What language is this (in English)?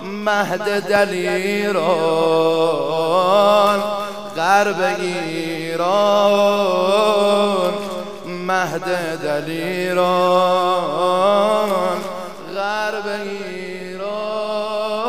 Persian